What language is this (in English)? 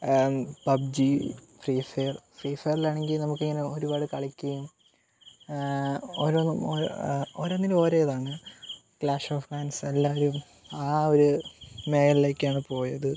Malayalam